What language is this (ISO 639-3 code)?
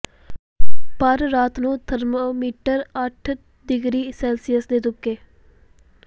pan